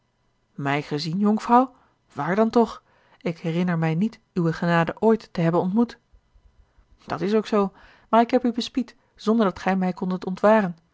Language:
Dutch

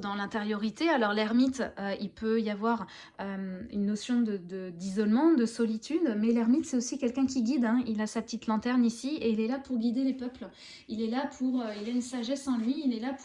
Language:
French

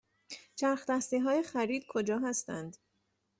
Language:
Persian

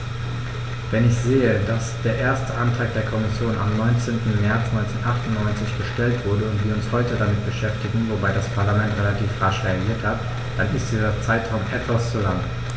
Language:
German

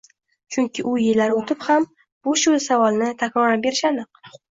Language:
Uzbek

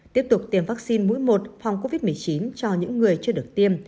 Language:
Vietnamese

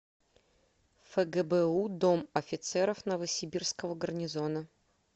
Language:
Russian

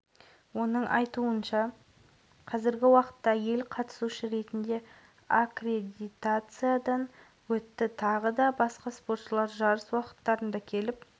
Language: Kazakh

